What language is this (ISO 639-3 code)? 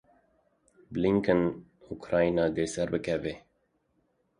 kur